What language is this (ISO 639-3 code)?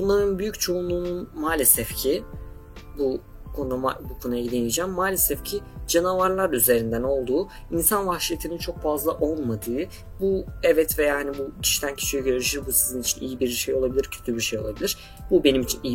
tur